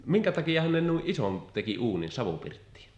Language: Finnish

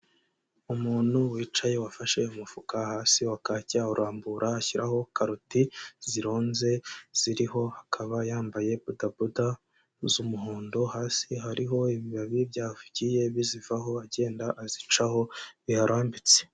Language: Kinyarwanda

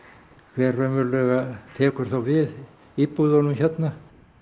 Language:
Icelandic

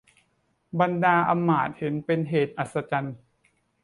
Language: Thai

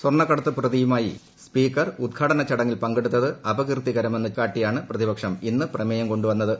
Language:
Malayalam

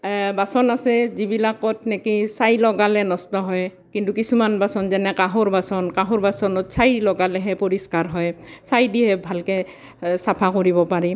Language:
Assamese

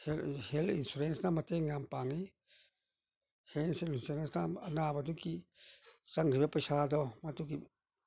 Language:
Manipuri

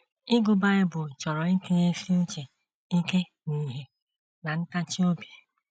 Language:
Igbo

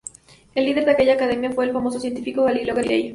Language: Spanish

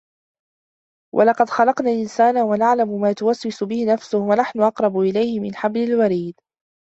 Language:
Arabic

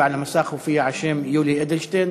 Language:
Hebrew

